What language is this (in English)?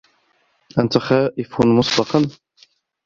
Arabic